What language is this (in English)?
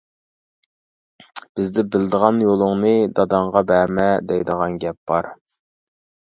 Uyghur